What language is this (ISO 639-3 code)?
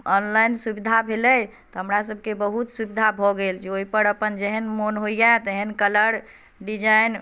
mai